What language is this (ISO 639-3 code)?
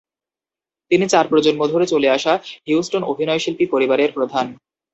ben